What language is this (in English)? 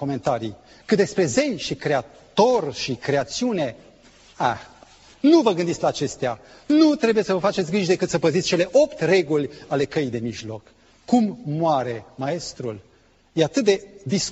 Romanian